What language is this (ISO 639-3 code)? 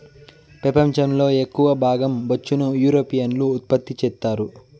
tel